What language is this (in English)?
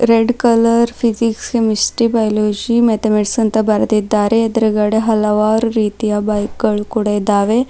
Kannada